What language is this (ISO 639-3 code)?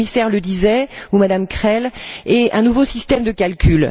fra